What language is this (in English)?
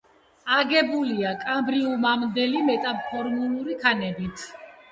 Georgian